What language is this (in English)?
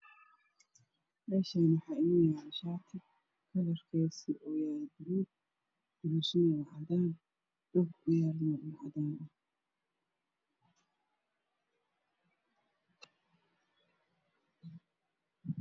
Somali